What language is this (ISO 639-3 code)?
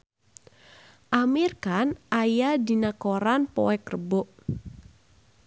sun